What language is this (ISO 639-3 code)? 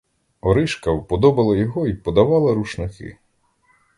ukr